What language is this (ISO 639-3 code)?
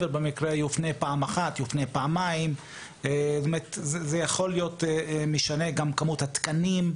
heb